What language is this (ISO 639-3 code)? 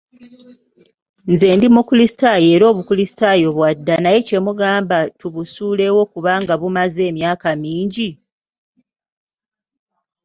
lug